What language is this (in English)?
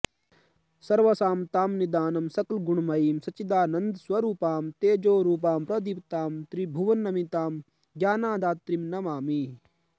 Sanskrit